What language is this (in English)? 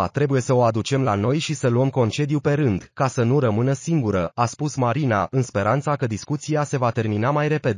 Romanian